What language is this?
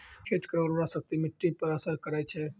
Maithili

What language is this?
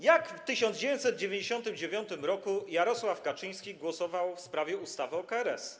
Polish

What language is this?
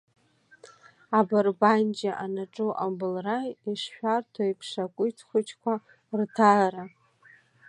Abkhazian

